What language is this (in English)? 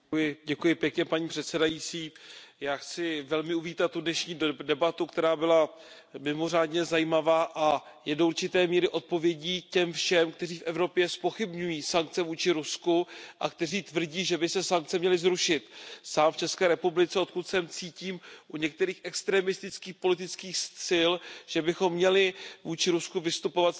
Czech